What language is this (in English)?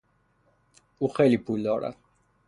Persian